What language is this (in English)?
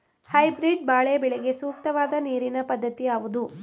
Kannada